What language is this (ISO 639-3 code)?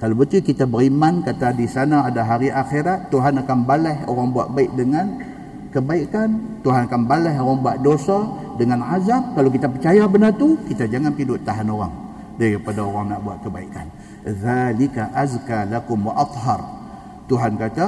msa